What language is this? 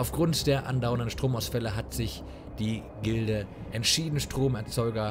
German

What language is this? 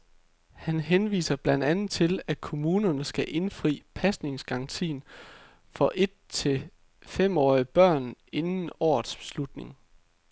Danish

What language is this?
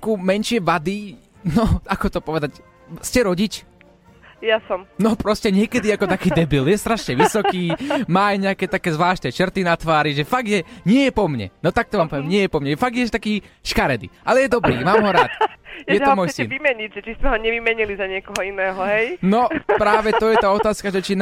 Slovak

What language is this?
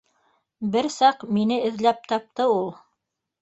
Bashkir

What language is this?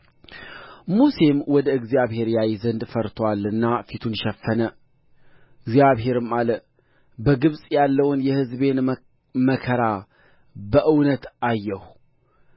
Amharic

